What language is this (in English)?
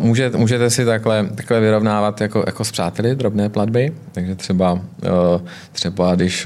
Czech